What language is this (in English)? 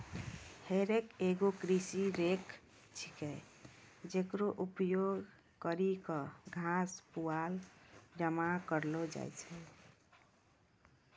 Maithili